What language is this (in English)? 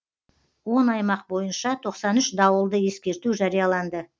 Kazakh